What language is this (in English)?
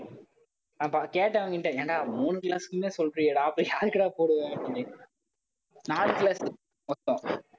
Tamil